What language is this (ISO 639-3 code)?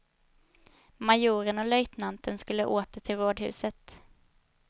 swe